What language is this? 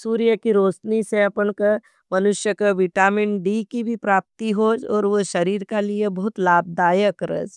Nimadi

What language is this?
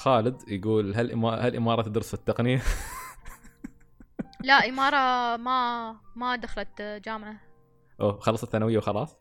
Arabic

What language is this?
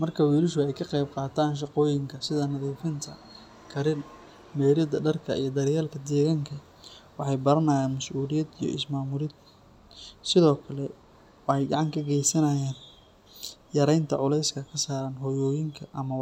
Somali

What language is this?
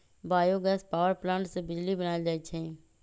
Magahi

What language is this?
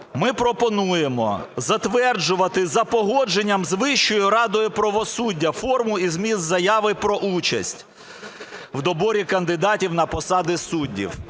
Ukrainian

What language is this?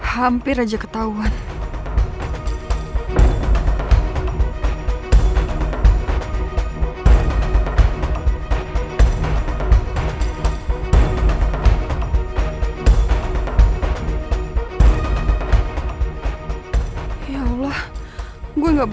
Indonesian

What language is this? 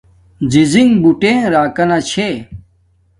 Domaaki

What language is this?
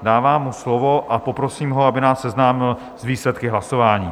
Czech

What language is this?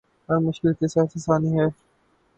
Urdu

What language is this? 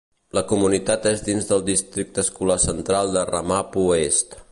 Catalan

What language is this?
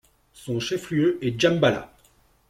French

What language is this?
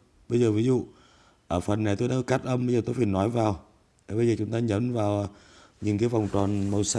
Vietnamese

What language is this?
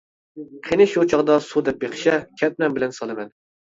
Uyghur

